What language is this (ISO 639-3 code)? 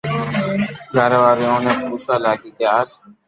lrk